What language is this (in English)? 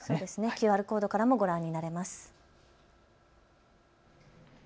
Japanese